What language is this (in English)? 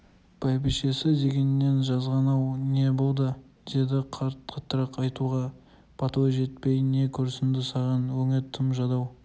Kazakh